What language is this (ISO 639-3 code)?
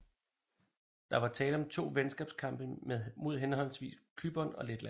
dan